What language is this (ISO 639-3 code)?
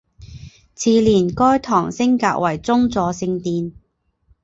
zho